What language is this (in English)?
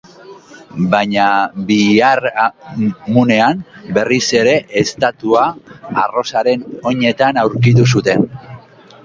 Basque